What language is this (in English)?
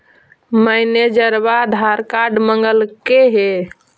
Magahi